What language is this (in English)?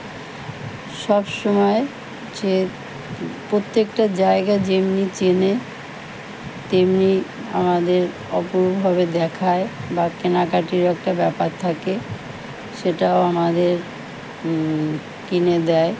Bangla